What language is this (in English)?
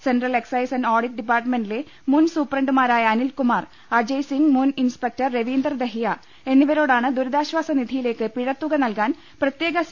Malayalam